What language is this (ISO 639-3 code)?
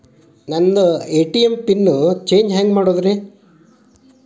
kan